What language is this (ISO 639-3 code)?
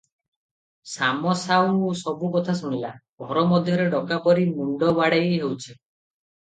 ori